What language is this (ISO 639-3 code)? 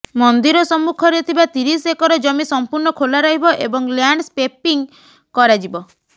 ori